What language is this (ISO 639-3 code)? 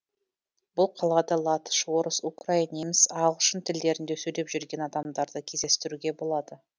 kaz